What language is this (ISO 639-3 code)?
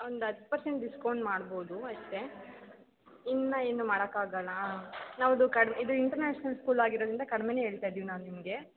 kan